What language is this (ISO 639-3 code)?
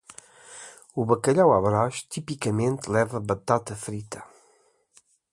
por